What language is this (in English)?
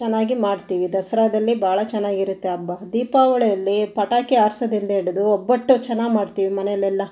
Kannada